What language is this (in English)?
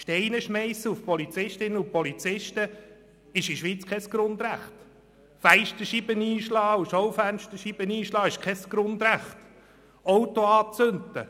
Swiss German